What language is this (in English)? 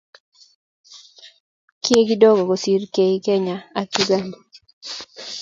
Kalenjin